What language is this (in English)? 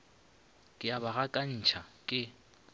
Northern Sotho